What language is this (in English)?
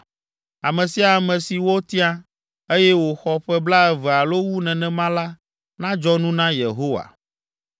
Ewe